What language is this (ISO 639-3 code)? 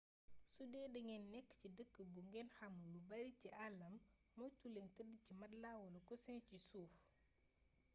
wol